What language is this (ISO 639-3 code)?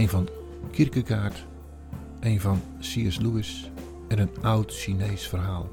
nld